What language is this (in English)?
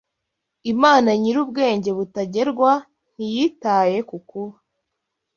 Kinyarwanda